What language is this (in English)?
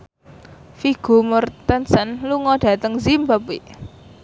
Javanese